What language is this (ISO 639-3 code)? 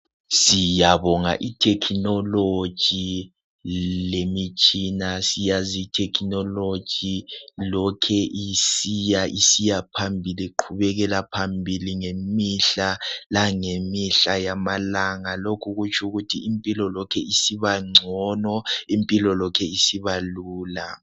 nde